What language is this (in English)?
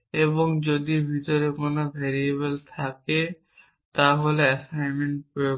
Bangla